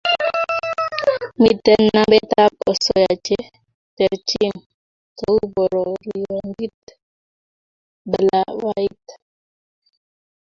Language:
Kalenjin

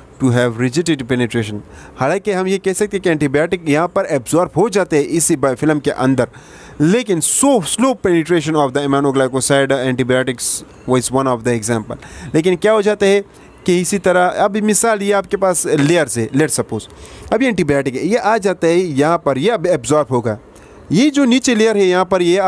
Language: Hindi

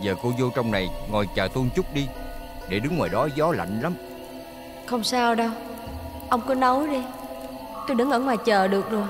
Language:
Vietnamese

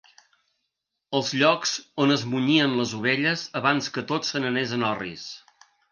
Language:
Catalan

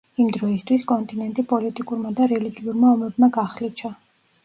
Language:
Georgian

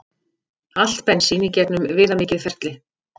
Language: Icelandic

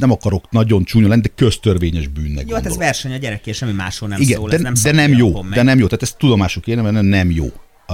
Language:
Hungarian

